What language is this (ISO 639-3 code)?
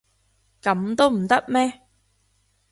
yue